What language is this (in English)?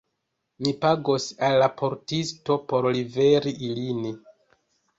Esperanto